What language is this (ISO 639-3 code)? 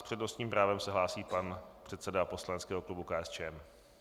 ces